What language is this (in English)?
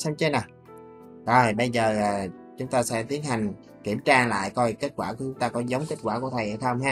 Vietnamese